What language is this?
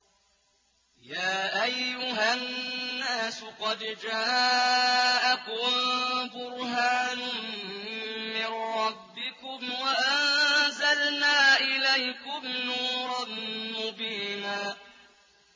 Arabic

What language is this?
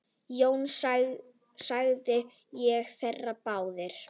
Icelandic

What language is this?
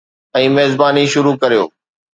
Sindhi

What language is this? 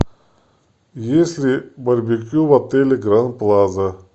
Russian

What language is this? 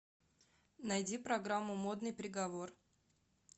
Russian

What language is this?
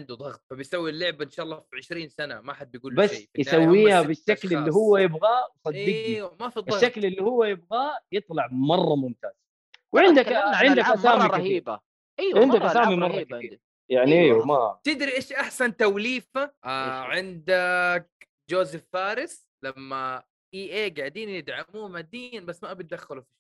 Arabic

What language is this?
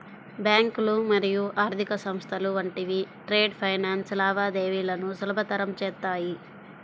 Telugu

